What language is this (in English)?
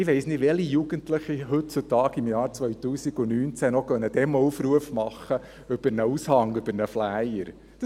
Swiss German